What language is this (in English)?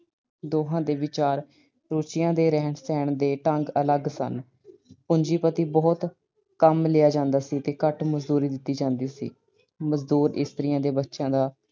Punjabi